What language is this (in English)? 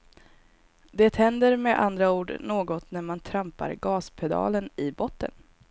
Swedish